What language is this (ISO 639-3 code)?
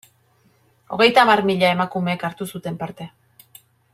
eus